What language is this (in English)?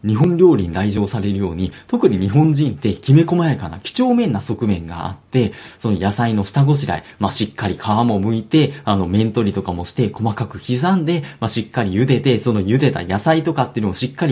Japanese